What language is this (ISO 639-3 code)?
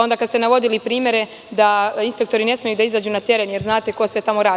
srp